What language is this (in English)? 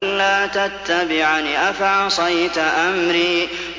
Arabic